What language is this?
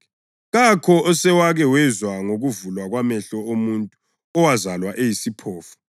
North Ndebele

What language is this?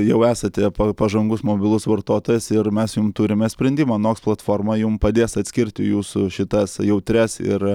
Lithuanian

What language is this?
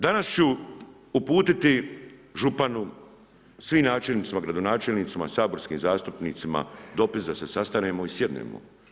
Croatian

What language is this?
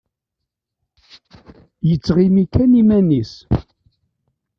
Kabyle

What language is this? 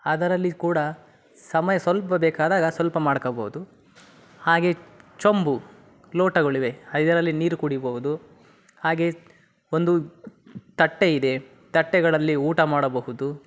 Kannada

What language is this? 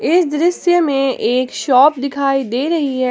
Hindi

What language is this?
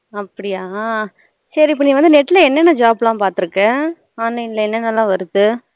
Tamil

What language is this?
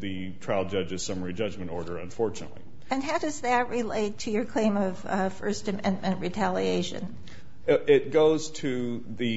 English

